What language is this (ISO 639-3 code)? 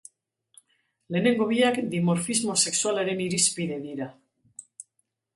eus